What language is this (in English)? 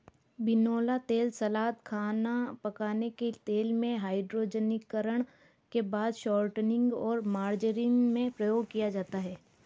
Hindi